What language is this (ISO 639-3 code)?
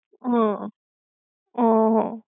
guj